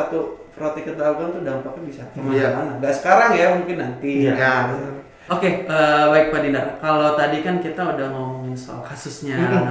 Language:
Indonesian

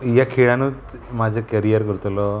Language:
Konkani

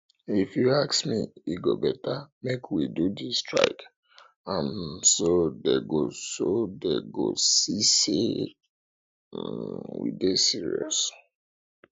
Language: Nigerian Pidgin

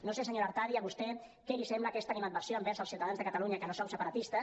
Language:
Catalan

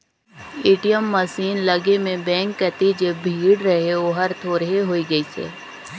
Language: Chhattisgarhi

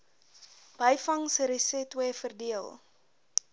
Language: Afrikaans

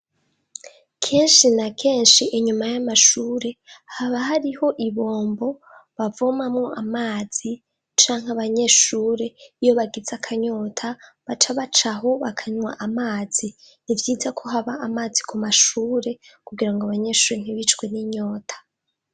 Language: Rundi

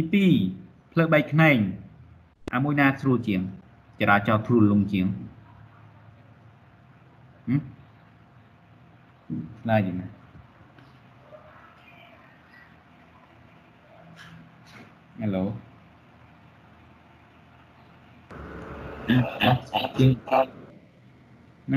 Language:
Vietnamese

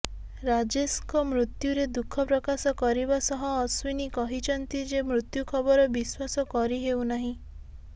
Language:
Odia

